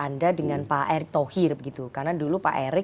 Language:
Indonesian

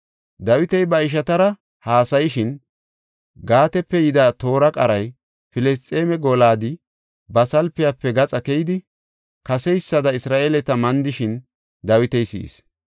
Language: Gofa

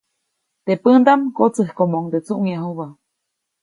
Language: Copainalá Zoque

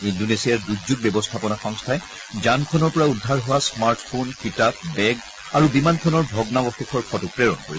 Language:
Assamese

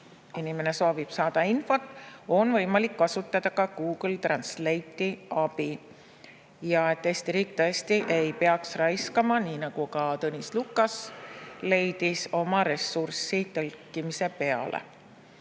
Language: Estonian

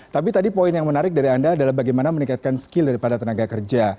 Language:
Indonesian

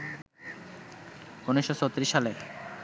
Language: Bangla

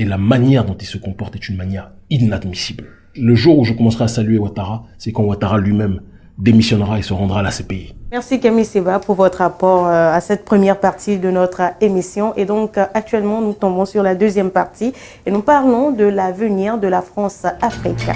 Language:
French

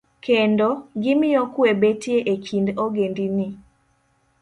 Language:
Luo (Kenya and Tanzania)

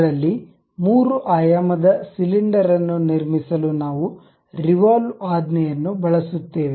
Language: Kannada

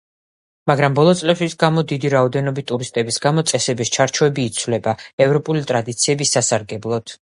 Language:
Georgian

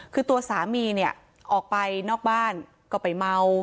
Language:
Thai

